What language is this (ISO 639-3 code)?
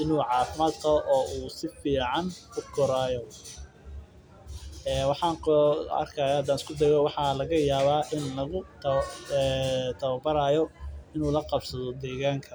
som